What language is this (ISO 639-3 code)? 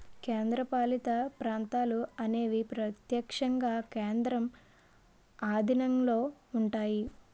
tel